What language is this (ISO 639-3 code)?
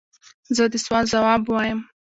pus